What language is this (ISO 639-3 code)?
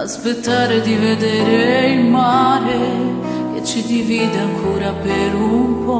ron